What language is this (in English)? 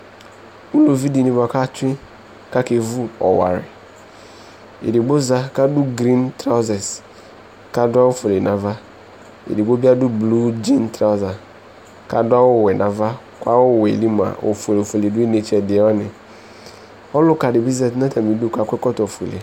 Ikposo